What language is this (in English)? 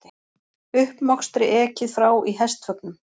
Icelandic